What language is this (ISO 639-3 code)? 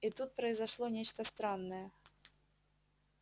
rus